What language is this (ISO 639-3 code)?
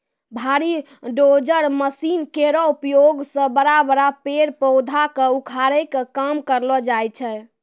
mai